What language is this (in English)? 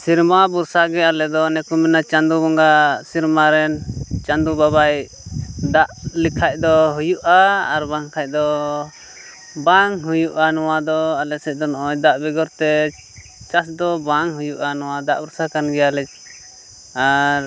Santali